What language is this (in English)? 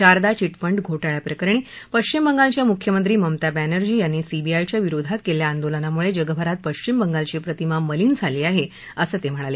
Marathi